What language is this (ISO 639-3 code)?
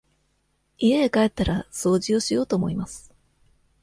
jpn